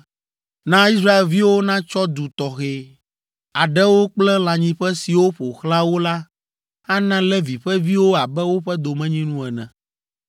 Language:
Ewe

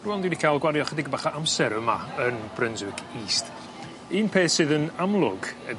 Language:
Welsh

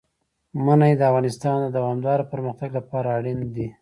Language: Pashto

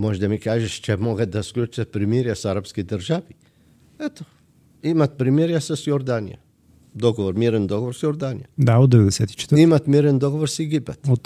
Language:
Bulgarian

